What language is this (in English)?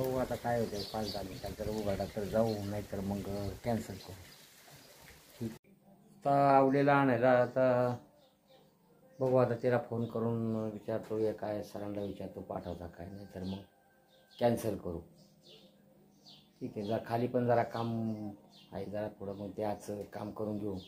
Romanian